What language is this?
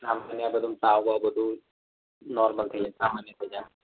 Gujarati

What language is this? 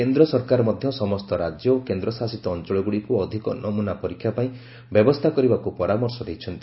Odia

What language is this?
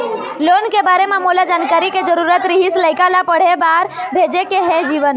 Chhattisgarhi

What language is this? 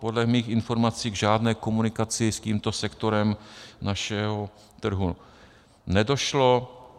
Czech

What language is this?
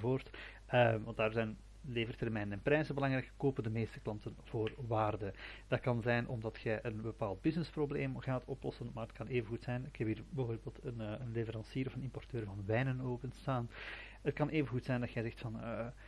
Dutch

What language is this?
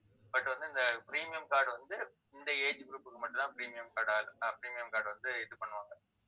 Tamil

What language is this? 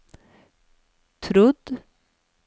Norwegian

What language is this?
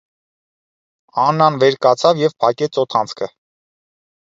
Armenian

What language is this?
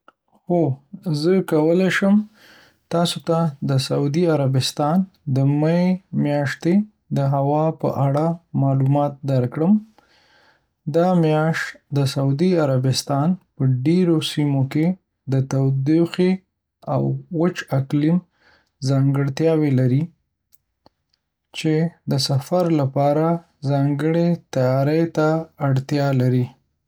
Pashto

